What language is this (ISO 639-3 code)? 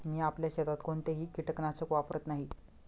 mar